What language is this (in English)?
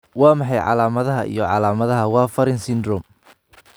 Somali